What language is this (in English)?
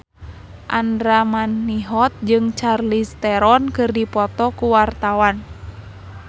Sundanese